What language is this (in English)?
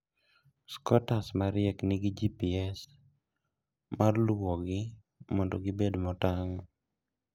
Luo (Kenya and Tanzania)